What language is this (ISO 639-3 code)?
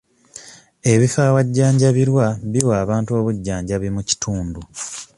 lug